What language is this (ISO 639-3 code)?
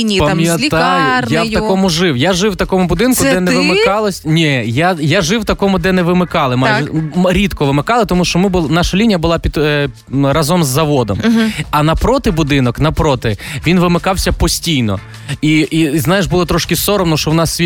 ukr